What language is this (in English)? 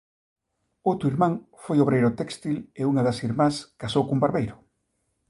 Galician